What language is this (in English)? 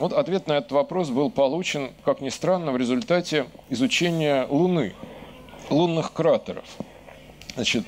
Russian